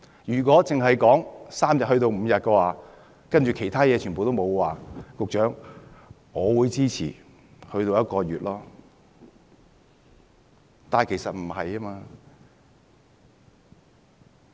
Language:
Cantonese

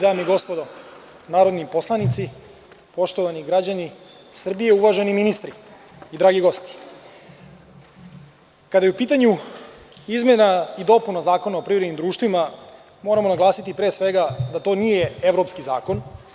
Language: Serbian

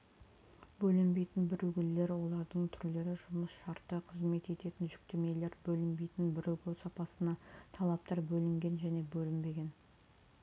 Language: Kazakh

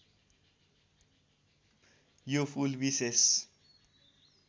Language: Nepali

